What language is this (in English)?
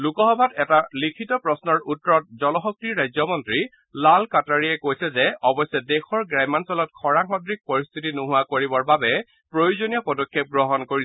Assamese